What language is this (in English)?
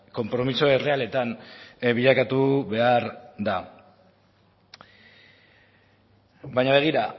Basque